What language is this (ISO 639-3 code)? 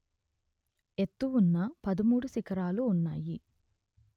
tel